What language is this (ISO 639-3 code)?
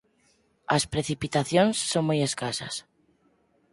glg